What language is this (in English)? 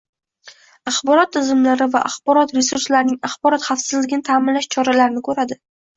Uzbek